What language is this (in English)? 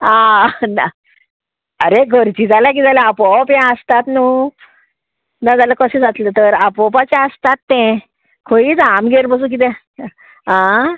Konkani